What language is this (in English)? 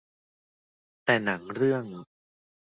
Thai